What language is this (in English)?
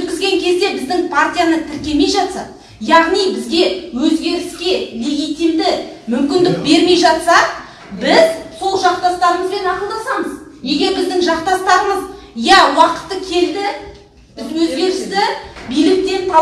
Kazakh